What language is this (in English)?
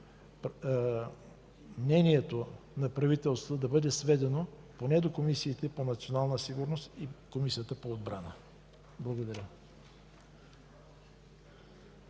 Bulgarian